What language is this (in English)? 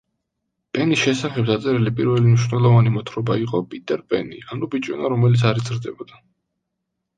Georgian